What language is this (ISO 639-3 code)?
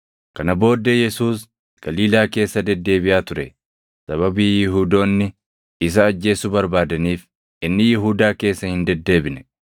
orm